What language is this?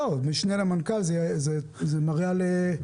Hebrew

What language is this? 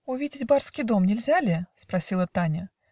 Russian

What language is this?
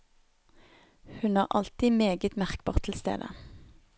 Norwegian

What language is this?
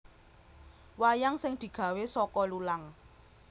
Javanese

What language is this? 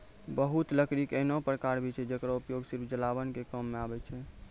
Maithili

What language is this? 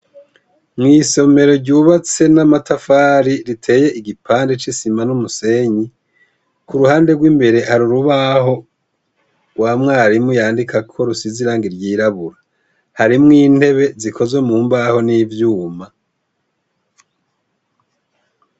Rundi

